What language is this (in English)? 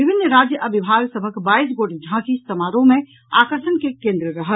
Maithili